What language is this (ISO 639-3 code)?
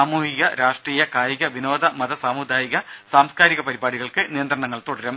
mal